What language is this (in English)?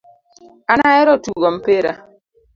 Luo (Kenya and Tanzania)